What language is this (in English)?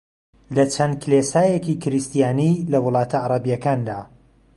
Central Kurdish